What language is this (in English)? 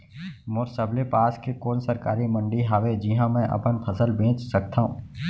Chhattisgarhi